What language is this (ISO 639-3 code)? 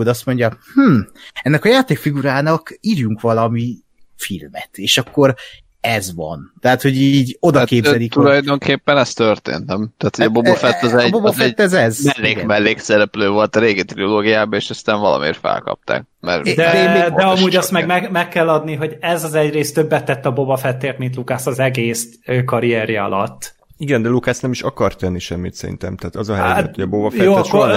hun